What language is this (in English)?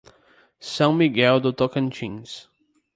Portuguese